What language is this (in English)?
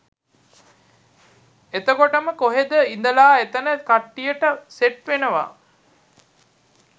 Sinhala